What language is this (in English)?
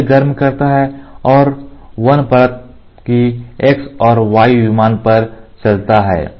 Hindi